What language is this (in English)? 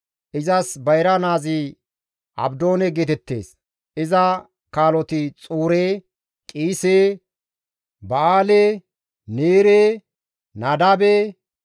Gamo